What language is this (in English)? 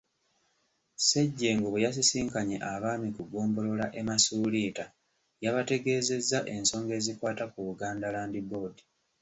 Ganda